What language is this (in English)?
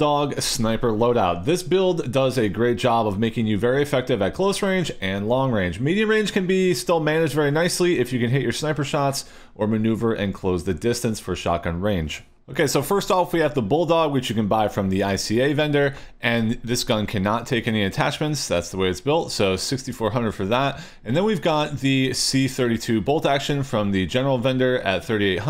English